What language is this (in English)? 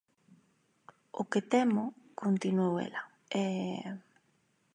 Galician